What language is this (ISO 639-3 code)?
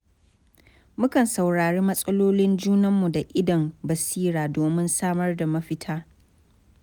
hau